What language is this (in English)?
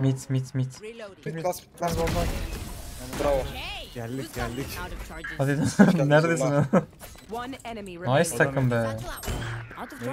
Turkish